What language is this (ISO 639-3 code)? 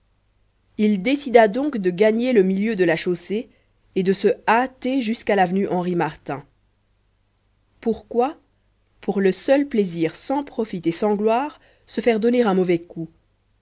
fra